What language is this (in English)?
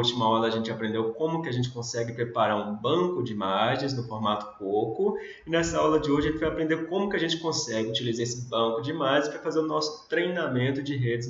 Portuguese